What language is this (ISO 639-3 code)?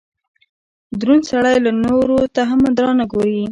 pus